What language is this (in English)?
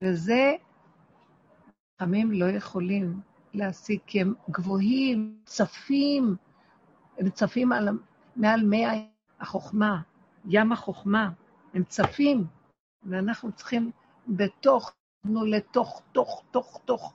Hebrew